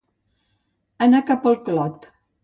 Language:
Catalan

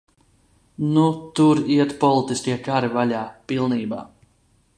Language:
Latvian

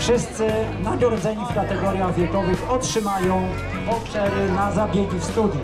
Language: Polish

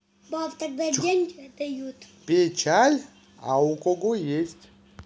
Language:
Russian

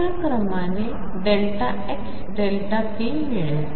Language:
Marathi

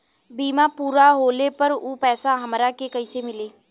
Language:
Bhojpuri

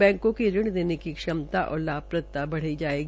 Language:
Hindi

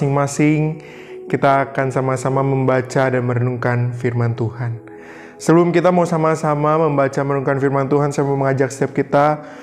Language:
Indonesian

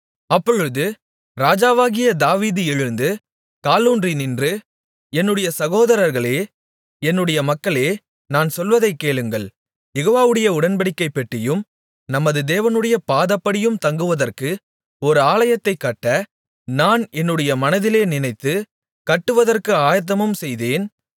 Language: Tamil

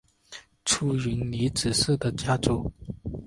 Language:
Chinese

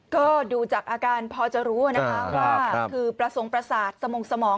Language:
Thai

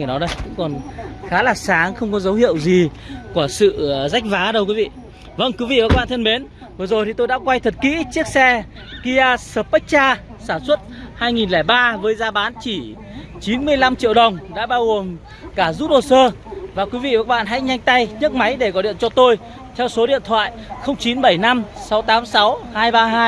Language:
Vietnamese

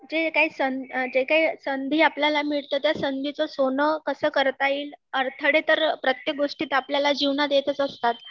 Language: Marathi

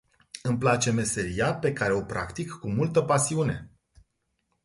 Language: Romanian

